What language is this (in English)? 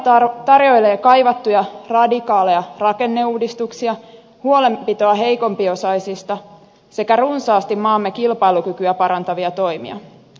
Finnish